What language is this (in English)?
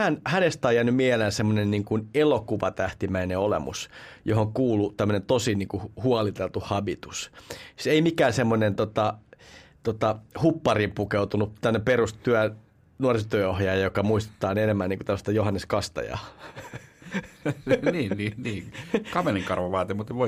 Finnish